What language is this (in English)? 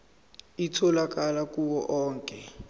Zulu